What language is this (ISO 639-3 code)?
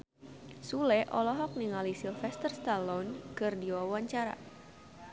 sun